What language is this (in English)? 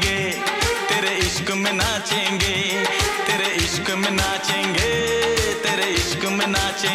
Hindi